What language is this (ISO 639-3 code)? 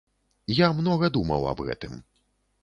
bel